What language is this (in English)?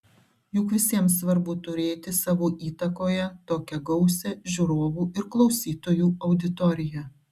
Lithuanian